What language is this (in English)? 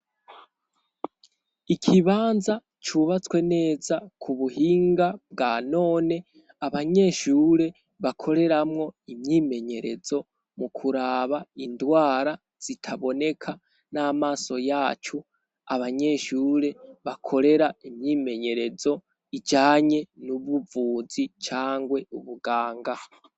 Rundi